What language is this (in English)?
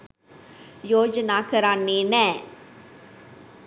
Sinhala